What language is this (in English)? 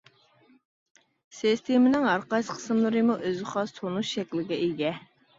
Uyghur